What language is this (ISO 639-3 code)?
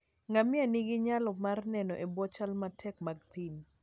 luo